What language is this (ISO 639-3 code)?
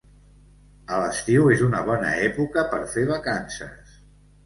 cat